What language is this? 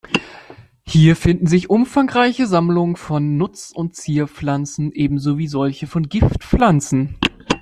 German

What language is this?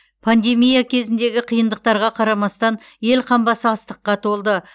Kazakh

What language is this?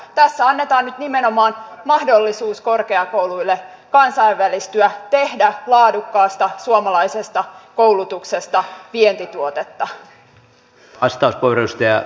Finnish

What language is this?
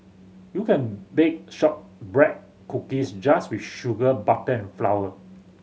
English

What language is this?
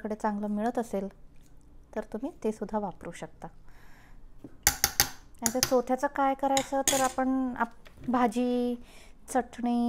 Hindi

